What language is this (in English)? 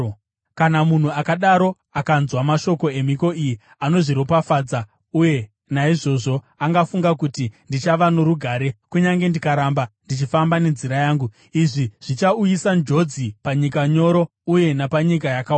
Shona